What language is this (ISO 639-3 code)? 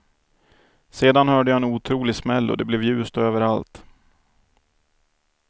swe